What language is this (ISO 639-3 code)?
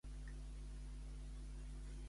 cat